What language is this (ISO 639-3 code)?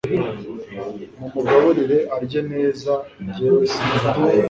kin